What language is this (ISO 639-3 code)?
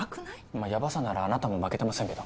jpn